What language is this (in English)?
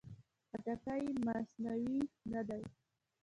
Pashto